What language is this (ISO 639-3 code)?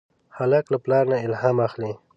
pus